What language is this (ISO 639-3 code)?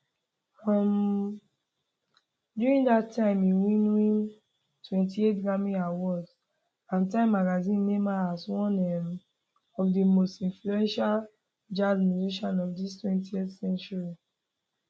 pcm